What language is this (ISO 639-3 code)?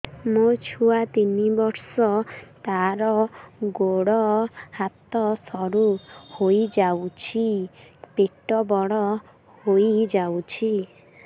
ori